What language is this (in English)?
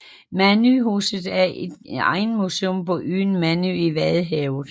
Danish